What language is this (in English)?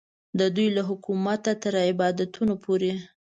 Pashto